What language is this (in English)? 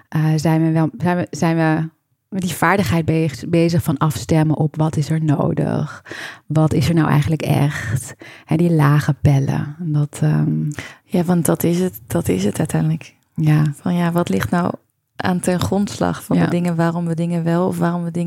Dutch